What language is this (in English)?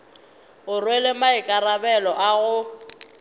Northern Sotho